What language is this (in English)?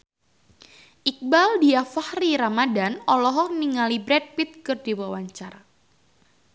Sundanese